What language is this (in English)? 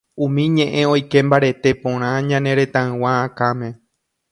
Guarani